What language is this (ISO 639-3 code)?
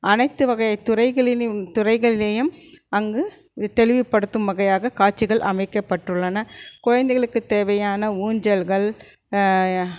tam